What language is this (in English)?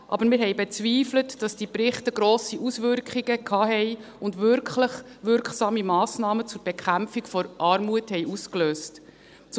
Swiss German